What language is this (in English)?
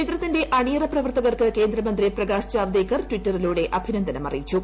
Malayalam